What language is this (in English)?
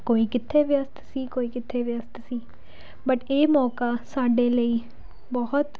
Punjabi